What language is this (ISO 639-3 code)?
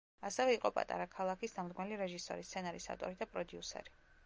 kat